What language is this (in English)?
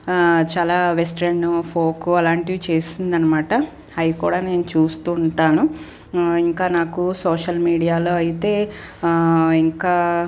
Telugu